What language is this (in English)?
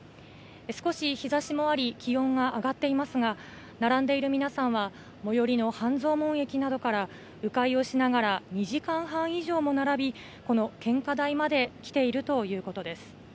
Japanese